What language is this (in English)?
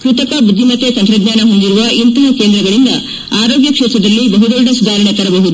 Kannada